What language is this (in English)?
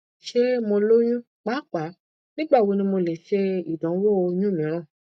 Yoruba